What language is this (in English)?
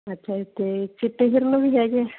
Punjabi